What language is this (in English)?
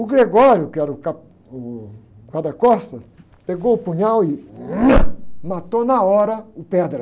Portuguese